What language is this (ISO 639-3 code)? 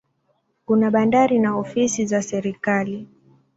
swa